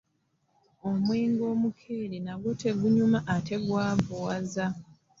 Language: Ganda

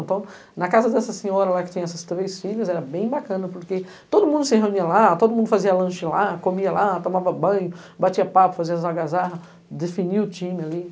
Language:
Portuguese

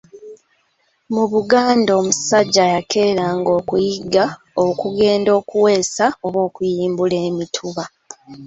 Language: Ganda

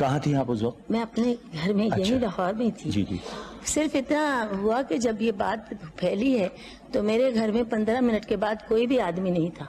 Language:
Urdu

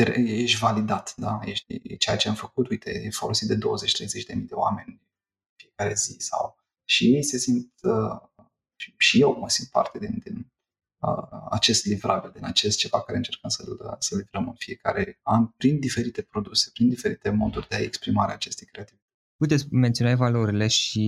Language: Romanian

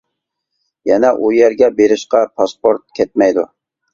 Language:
Uyghur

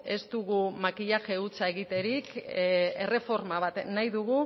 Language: Basque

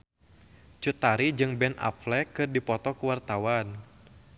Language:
Sundanese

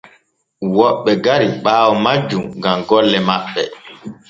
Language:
Borgu Fulfulde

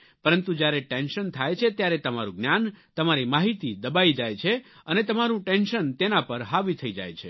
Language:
Gujarati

